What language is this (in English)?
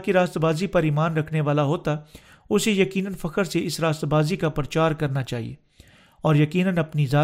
Urdu